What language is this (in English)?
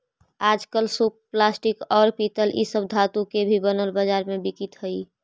Magahi